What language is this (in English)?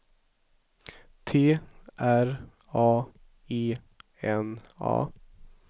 Swedish